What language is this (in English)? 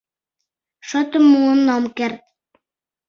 Mari